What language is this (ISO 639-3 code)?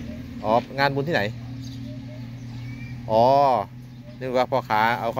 tha